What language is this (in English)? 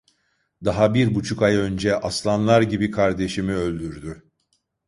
Turkish